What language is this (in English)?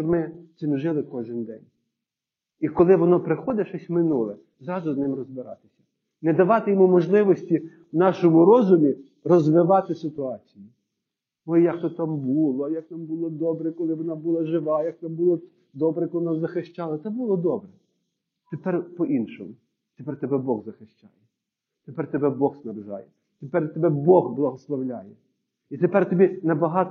Ukrainian